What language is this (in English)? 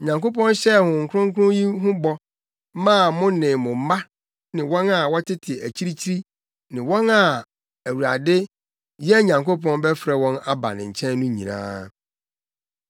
Akan